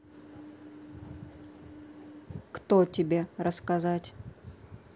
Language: Russian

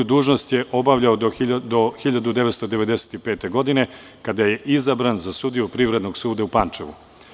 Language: Serbian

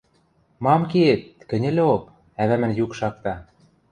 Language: Western Mari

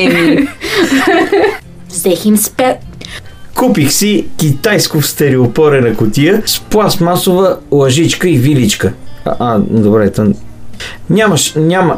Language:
Bulgarian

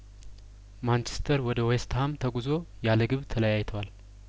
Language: Amharic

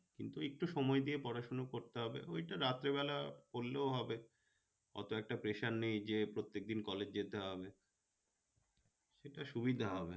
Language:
Bangla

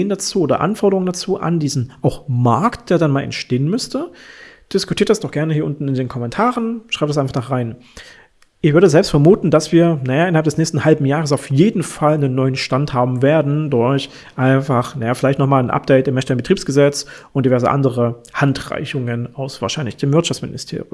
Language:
German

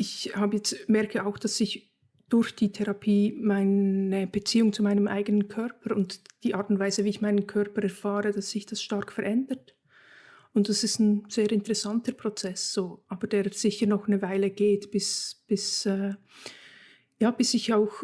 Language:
German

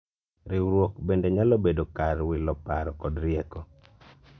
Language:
Luo (Kenya and Tanzania)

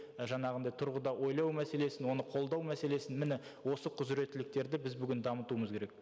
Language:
Kazakh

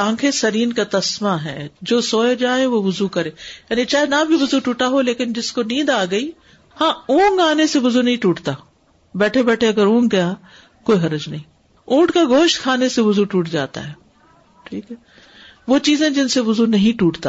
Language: Urdu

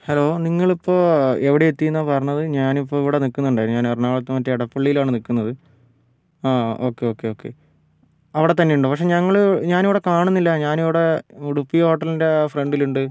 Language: Malayalam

